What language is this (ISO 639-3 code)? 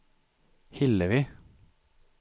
swe